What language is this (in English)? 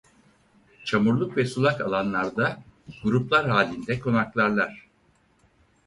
Turkish